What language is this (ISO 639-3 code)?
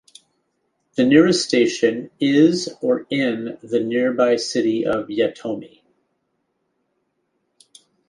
eng